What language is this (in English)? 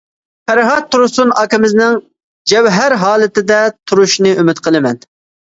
Uyghur